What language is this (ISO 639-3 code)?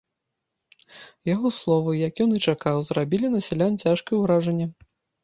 bel